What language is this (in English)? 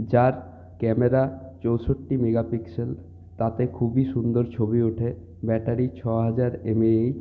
Bangla